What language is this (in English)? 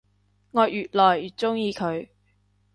Cantonese